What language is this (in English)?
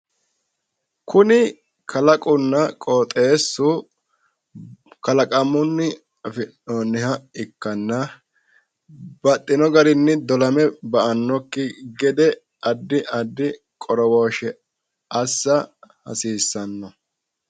Sidamo